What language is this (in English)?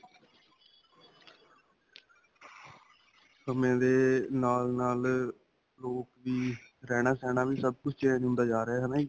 Punjabi